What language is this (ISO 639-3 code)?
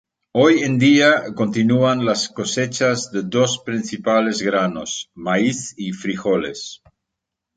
spa